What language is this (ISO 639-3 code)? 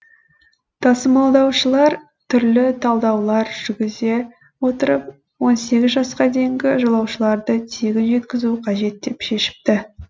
kaz